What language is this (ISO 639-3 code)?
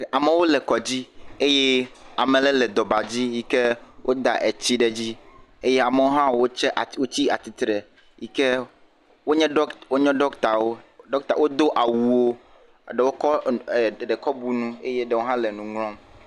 ewe